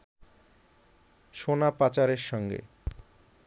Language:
Bangla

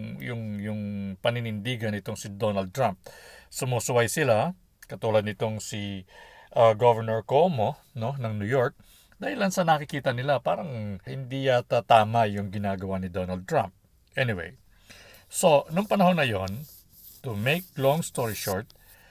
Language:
Filipino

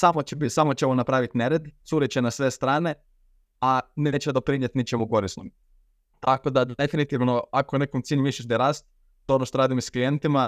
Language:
Croatian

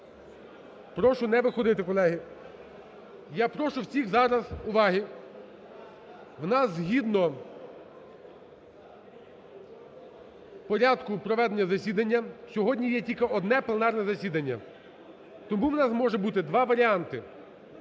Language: Ukrainian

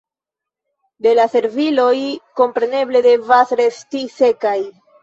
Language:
Esperanto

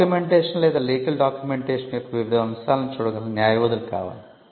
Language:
Telugu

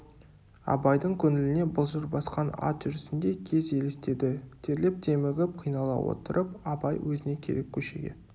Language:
Kazakh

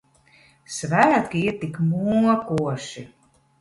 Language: Latvian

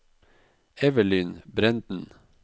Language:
Norwegian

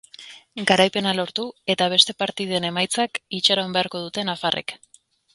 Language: Basque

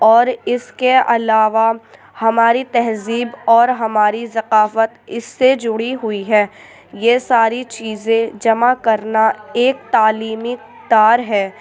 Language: Urdu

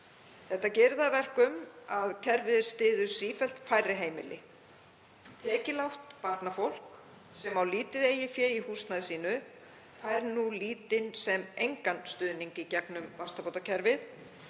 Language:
Icelandic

